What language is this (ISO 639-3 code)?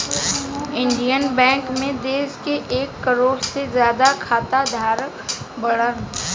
bho